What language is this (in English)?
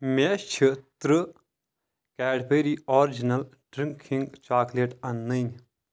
Kashmiri